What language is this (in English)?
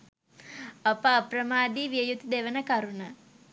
Sinhala